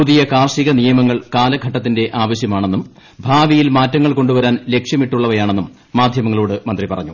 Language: Malayalam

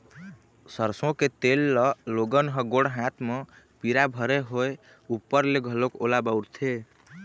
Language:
Chhattisgarhi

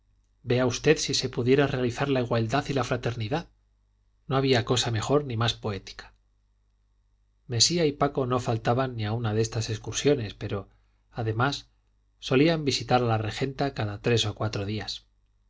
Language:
Spanish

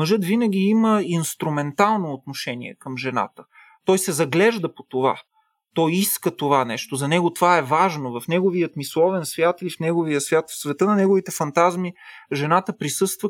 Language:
Bulgarian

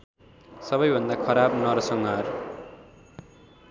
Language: Nepali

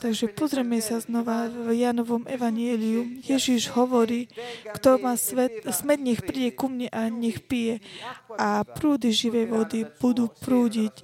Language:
Slovak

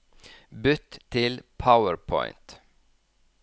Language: Norwegian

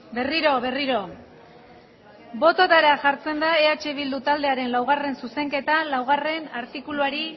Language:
Basque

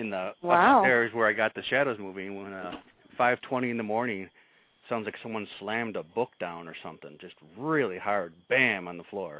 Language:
English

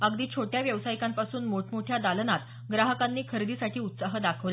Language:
Marathi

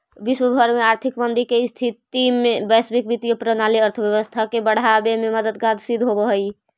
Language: Magahi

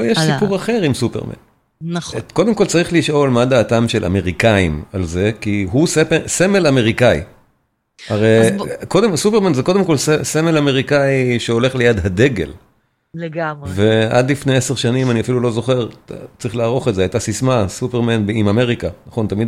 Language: Hebrew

